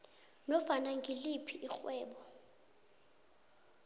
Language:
South Ndebele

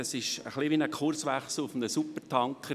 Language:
Swiss German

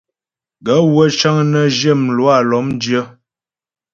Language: Ghomala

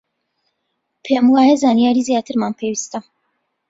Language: Central Kurdish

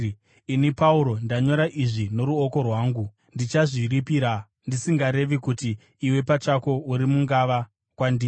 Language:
Shona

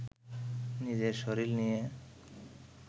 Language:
Bangla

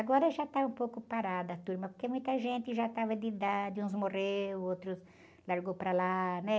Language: Portuguese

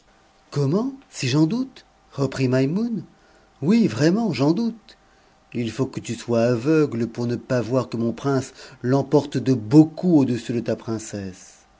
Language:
French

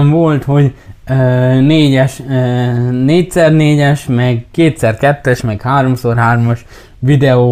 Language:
Hungarian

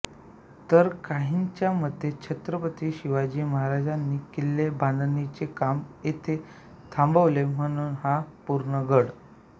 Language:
Marathi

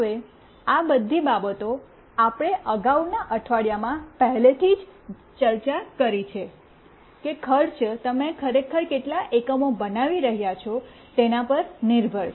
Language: Gujarati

